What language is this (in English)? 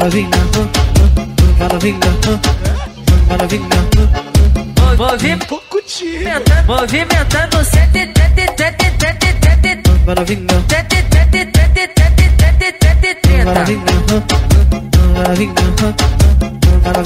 Portuguese